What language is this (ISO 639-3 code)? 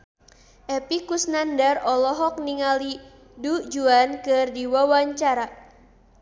sun